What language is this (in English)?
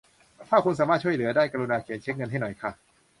Thai